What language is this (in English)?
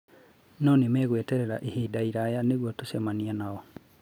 Kikuyu